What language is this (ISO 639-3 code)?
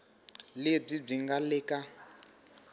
tso